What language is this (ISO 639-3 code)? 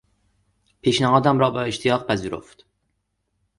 fas